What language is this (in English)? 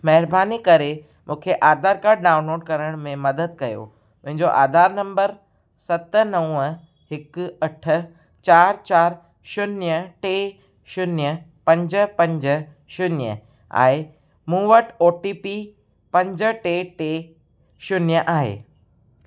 Sindhi